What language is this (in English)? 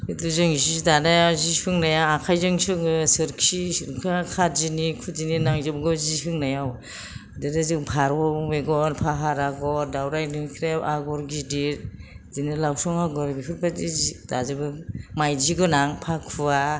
Bodo